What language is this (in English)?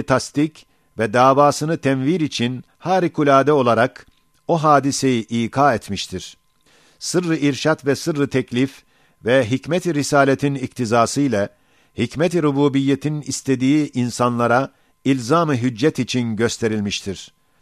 Turkish